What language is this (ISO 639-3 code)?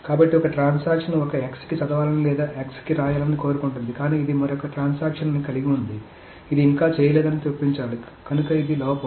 tel